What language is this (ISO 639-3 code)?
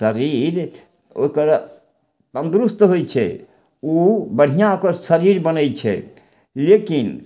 mai